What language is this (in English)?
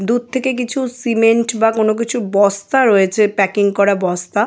Bangla